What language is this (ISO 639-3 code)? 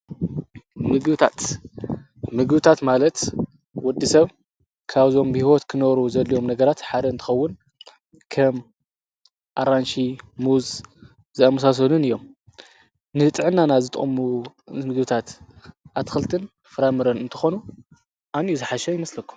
tir